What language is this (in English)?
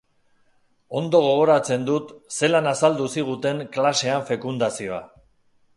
Basque